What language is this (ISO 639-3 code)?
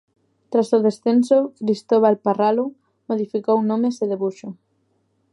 glg